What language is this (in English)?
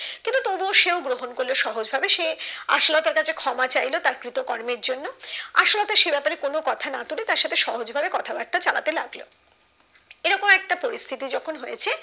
Bangla